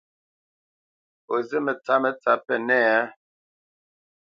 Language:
Bamenyam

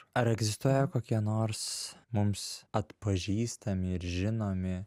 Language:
Lithuanian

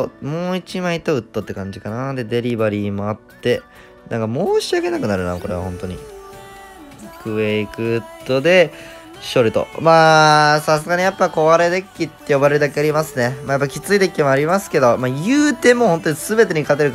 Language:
Japanese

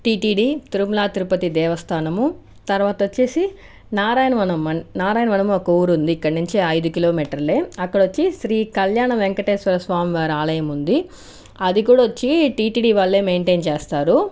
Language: Telugu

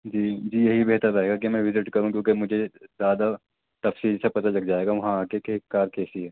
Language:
Urdu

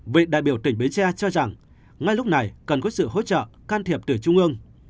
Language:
Vietnamese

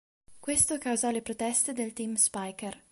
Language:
Italian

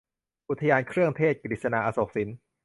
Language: Thai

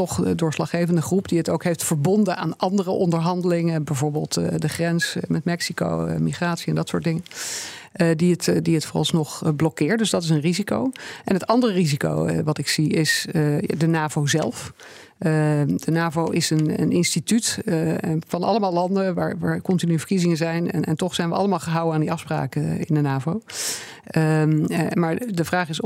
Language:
Dutch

